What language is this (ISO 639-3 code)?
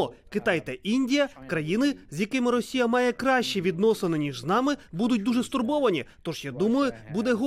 ukr